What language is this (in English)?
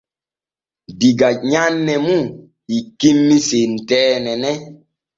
Borgu Fulfulde